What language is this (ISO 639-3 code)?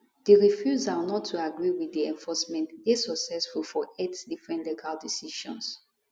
pcm